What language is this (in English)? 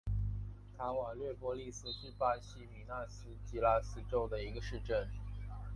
Chinese